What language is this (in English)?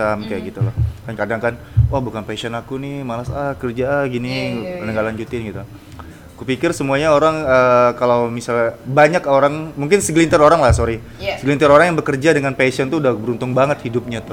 Indonesian